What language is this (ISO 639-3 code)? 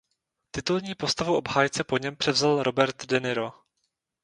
ces